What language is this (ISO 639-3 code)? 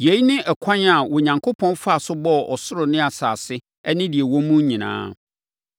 aka